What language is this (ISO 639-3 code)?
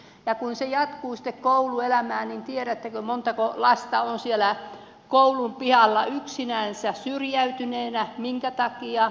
fin